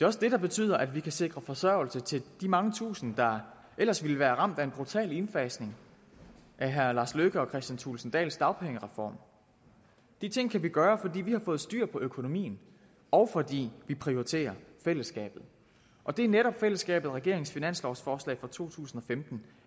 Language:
Danish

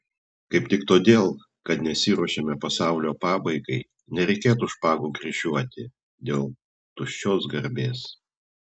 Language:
Lithuanian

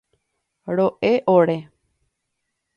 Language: Guarani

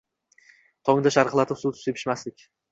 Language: Uzbek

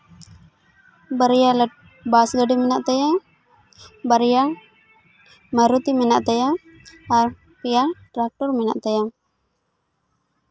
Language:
Santali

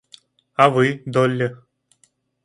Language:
Russian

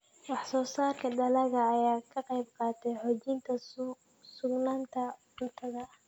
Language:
Somali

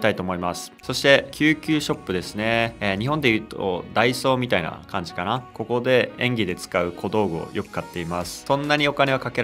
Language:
Japanese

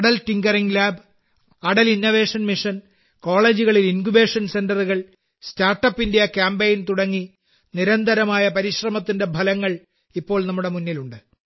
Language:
Malayalam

